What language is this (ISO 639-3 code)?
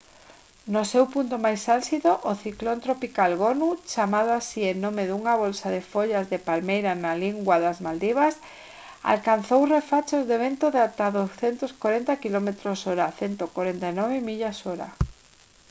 glg